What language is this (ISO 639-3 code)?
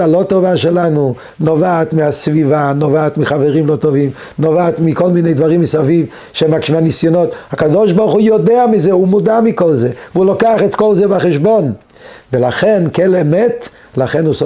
heb